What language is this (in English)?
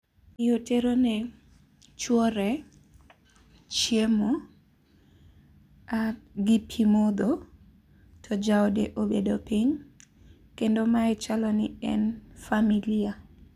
Luo (Kenya and Tanzania)